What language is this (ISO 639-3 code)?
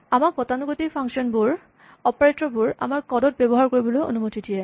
asm